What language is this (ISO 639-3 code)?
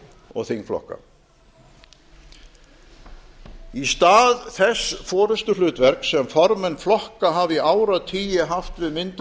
isl